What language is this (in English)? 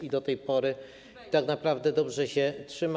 Polish